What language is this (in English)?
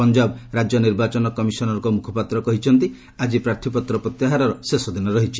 Odia